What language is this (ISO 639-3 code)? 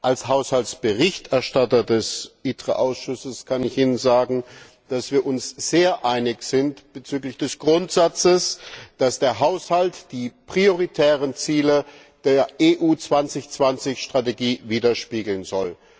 deu